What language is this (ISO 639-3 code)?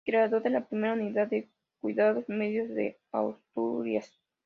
spa